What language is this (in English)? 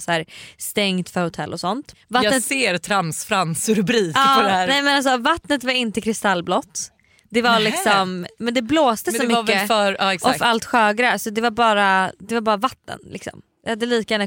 Swedish